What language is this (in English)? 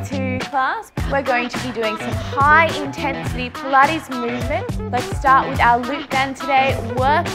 English